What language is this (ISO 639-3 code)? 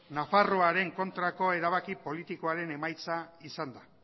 eus